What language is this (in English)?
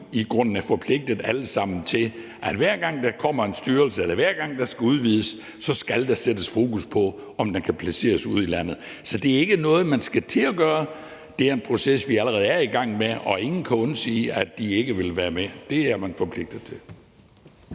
Danish